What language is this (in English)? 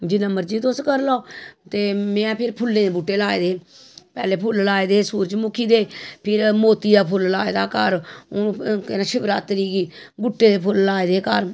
Dogri